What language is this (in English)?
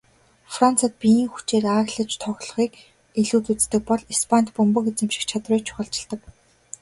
Mongolian